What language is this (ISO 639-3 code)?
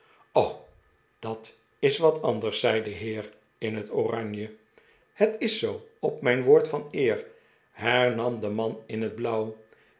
nld